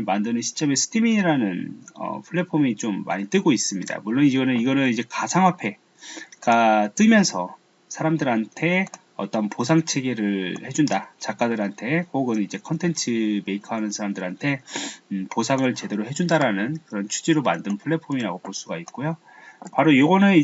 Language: Korean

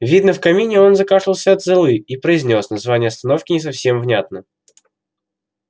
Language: Russian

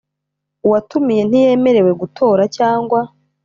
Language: Kinyarwanda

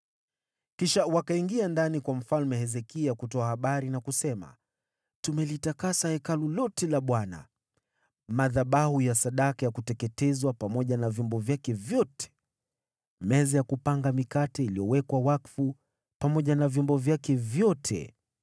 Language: Swahili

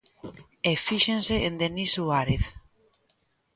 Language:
Galician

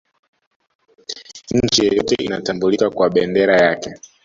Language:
Swahili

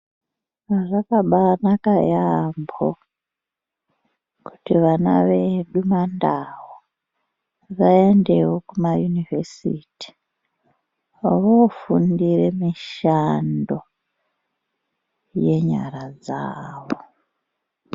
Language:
Ndau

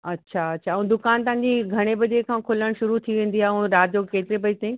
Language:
Sindhi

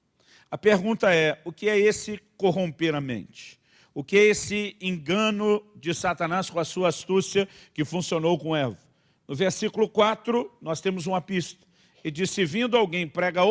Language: Portuguese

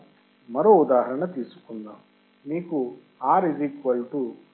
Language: Telugu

